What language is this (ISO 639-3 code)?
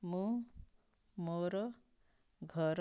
ori